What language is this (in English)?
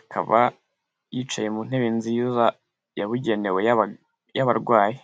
Kinyarwanda